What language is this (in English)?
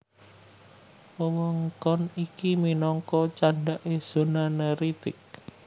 Javanese